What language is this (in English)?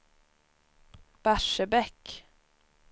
Swedish